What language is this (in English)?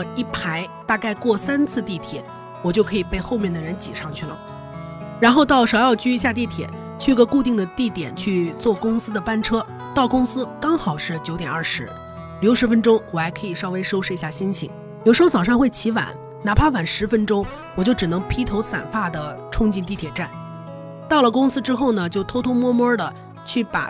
Chinese